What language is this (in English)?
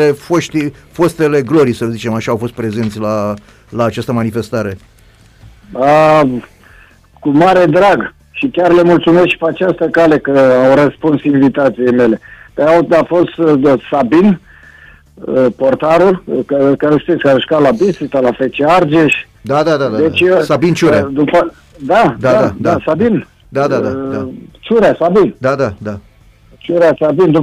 Romanian